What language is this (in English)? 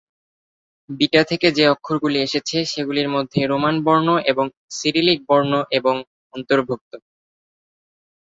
Bangla